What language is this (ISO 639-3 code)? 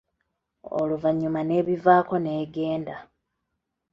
lug